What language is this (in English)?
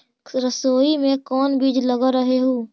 Magahi